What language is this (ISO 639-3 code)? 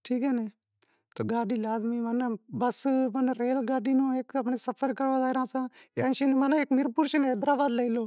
kxp